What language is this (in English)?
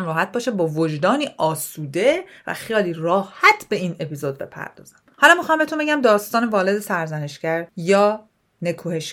Persian